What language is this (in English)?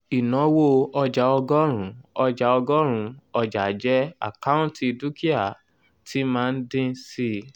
Yoruba